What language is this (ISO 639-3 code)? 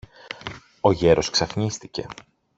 ell